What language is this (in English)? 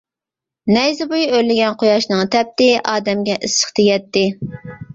Uyghur